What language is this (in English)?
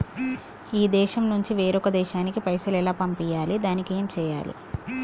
Telugu